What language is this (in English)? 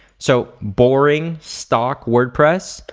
English